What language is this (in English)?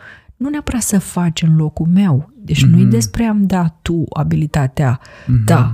Romanian